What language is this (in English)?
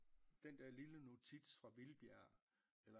Danish